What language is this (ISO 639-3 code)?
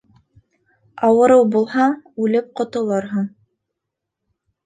bak